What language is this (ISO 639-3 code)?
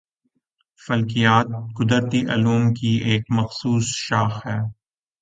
urd